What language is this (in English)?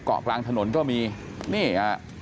Thai